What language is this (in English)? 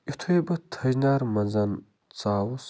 Kashmiri